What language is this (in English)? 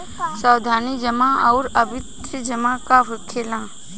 Bhojpuri